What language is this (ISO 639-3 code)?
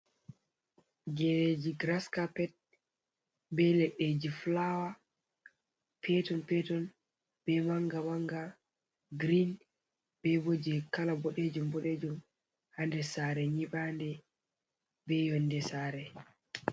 ful